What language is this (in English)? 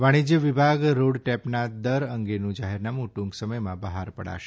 Gujarati